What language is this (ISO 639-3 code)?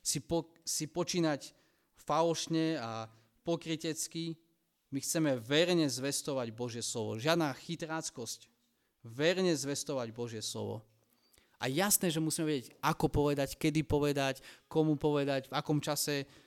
slk